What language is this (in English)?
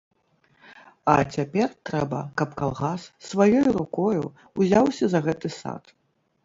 Belarusian